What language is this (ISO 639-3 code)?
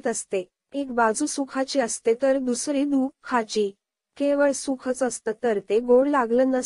ron